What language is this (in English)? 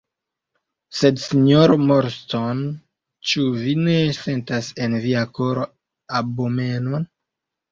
Esperanto